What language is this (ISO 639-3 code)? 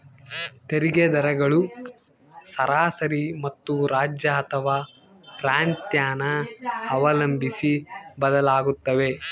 kan